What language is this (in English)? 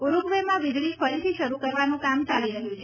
Gujarati